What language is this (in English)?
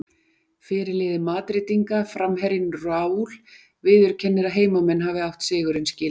Icelandic